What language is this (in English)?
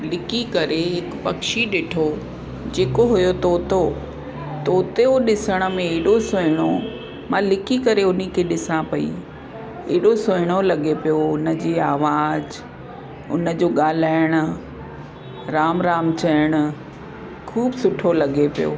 Sindhi